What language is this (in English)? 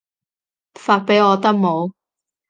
Cantonese